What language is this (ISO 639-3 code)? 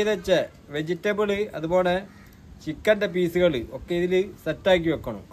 mal